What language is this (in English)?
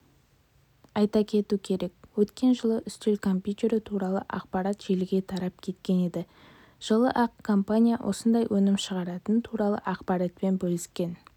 Kazakh